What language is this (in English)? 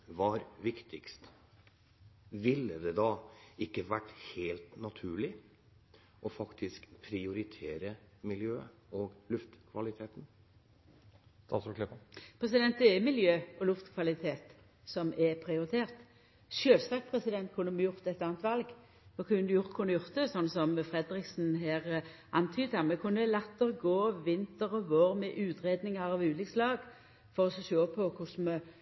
Norwegian